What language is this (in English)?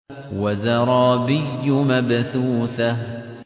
Arabic